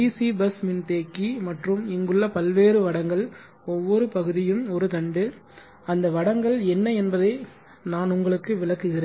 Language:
Tamil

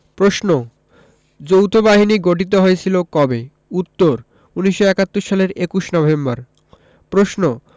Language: Bangla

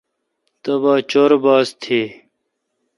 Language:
Kalkoti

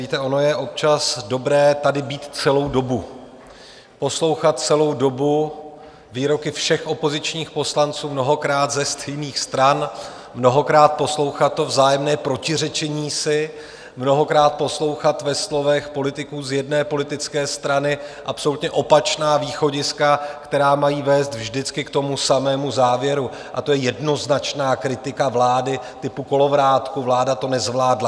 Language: Czech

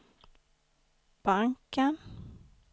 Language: Swedish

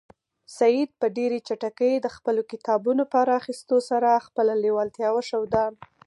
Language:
Pashto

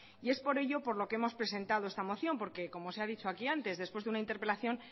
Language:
Spanish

